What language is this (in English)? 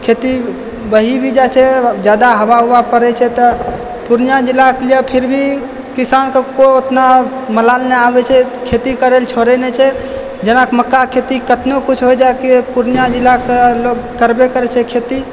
Maithili